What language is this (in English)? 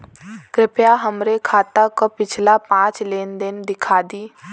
Bhojpuri